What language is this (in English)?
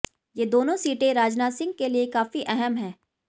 Hindi